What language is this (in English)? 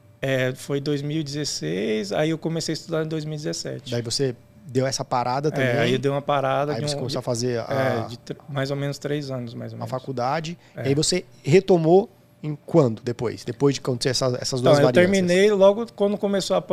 Portuguese